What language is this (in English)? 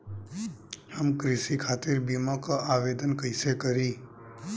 Bhojpuri